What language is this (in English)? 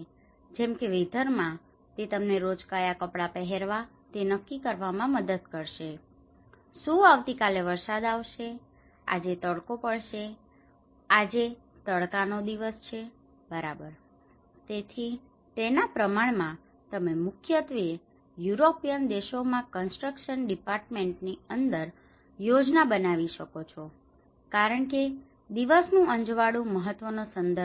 Gujarati